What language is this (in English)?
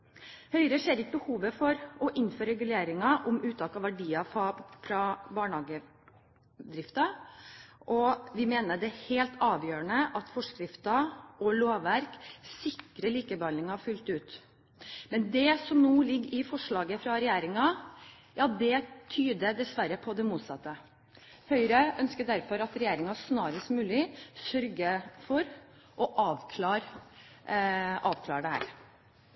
Norwegian Bokmål